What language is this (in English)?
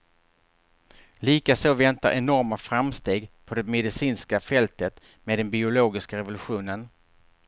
Swedish